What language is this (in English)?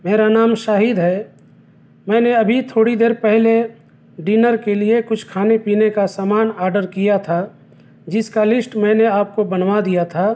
Urdu